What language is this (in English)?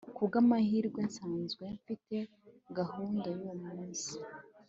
Kinyarwanda